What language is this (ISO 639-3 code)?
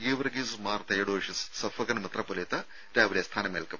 mal